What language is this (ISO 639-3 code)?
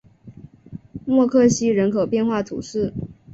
zho